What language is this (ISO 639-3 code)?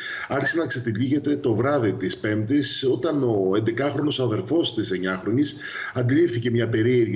ell